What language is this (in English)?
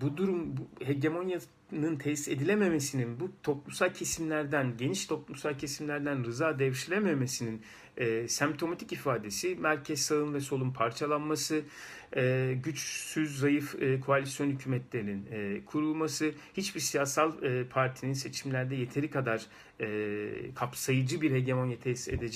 Turkish